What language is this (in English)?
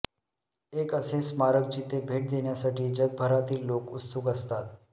Marathi